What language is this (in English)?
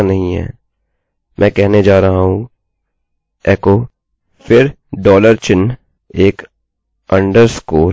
Hindi